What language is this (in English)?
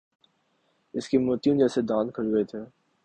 Urdu